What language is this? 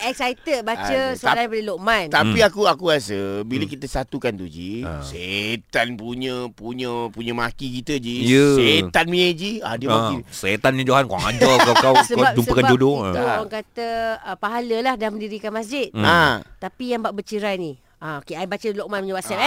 Malay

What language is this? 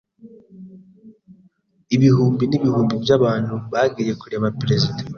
Kinyarwanda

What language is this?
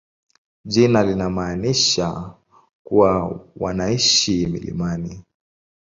Swahili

